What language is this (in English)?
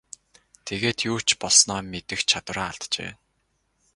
Mongolian